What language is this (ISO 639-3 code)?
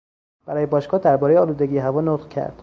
fas